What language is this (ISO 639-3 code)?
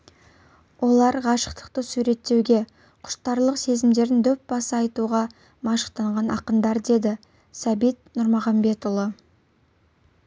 kaz